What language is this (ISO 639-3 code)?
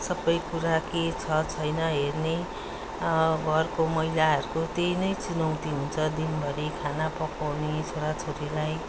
nep